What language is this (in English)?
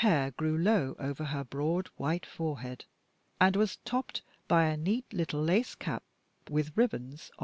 English